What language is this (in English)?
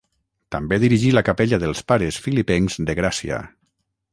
Catalan